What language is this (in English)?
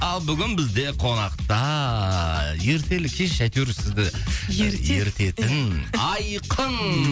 Kazakh